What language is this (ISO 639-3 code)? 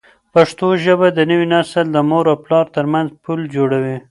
pus